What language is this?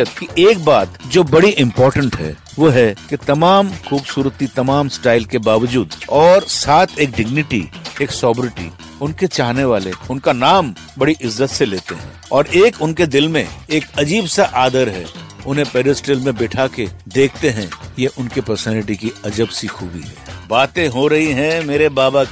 Hindi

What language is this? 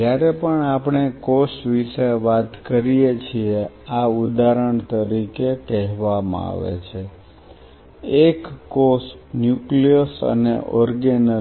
Gujarati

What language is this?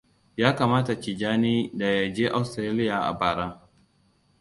Hausa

